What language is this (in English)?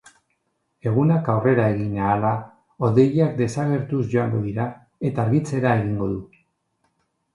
Basque